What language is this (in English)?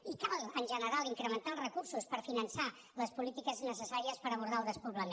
Catalan